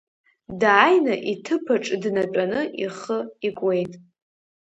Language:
Abkhazian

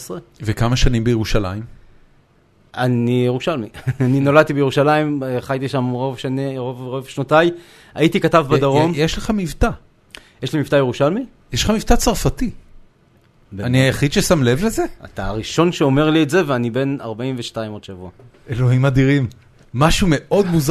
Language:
Hebrew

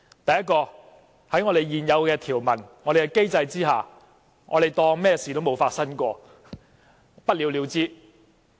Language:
Cantonese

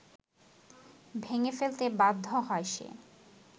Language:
Bangla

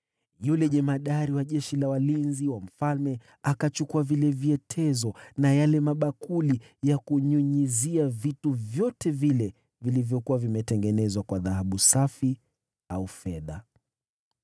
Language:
Swahili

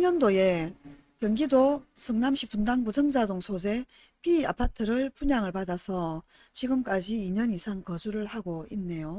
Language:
Korean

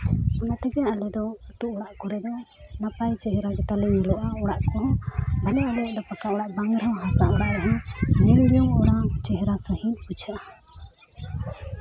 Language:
Santali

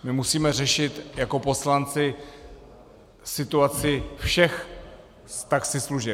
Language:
Czech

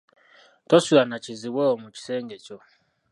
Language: Ganda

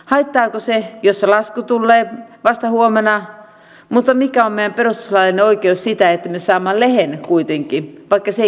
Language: Finnish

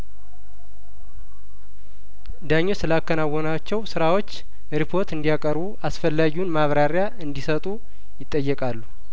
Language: Amharic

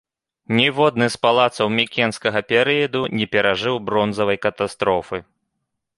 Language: Belarusian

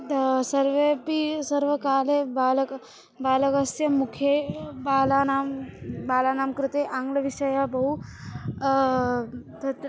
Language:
Sanskrit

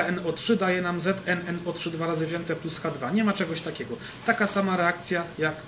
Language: Polish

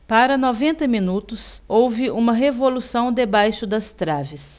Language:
Portuguese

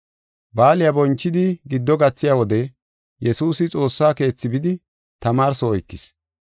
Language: Gofa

